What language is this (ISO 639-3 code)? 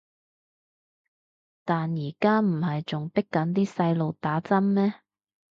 yue